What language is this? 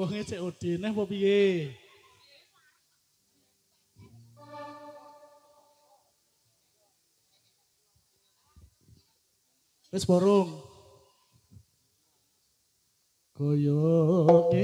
Indonesian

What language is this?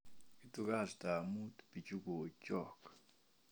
Kalenjin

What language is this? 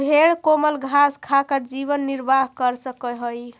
Magahi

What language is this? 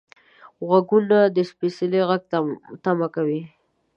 Pashto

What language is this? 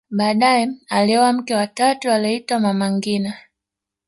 Swahili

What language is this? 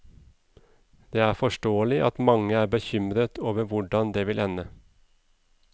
Norwegian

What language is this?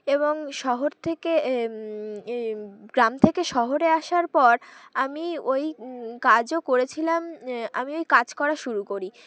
Bangla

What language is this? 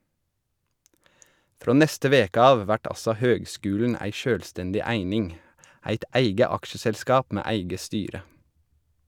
Norwegian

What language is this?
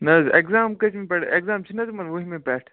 Kashmiri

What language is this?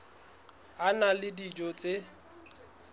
Southern Sotho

